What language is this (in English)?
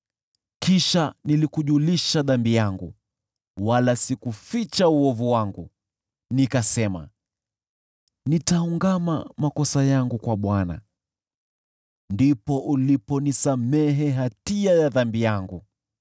Swahili